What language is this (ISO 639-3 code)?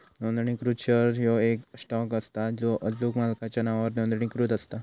mar